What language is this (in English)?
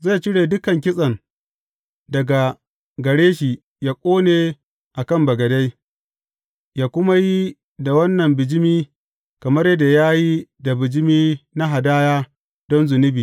Hausa